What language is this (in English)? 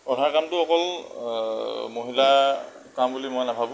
Assamese